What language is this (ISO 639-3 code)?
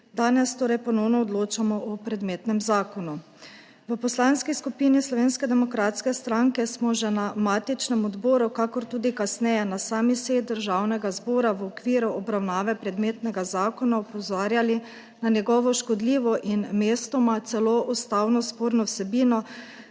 slv